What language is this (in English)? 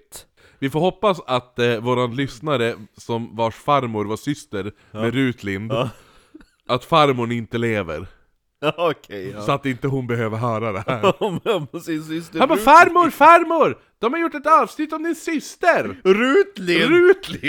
Swedish